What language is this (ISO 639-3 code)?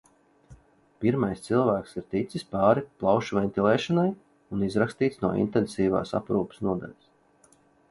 lav